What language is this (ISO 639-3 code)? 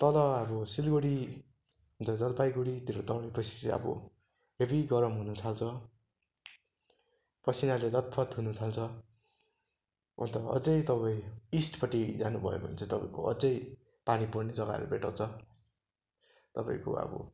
nep